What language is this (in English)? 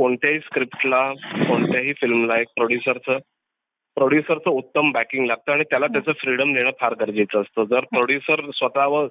Marathi